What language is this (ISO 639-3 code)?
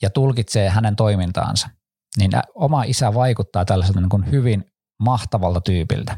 fin